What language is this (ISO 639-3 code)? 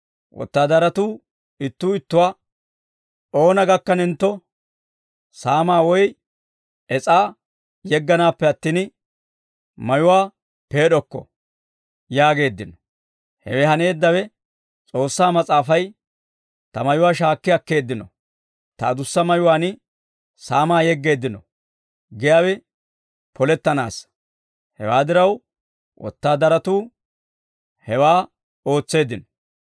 dwr